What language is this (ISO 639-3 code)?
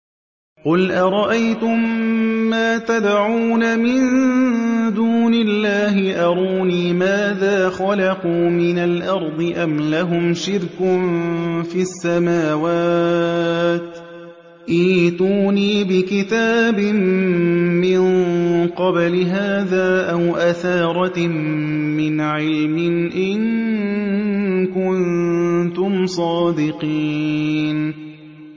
ara